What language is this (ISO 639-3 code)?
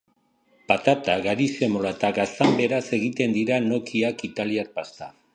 eus